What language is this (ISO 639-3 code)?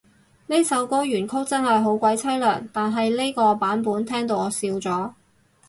yue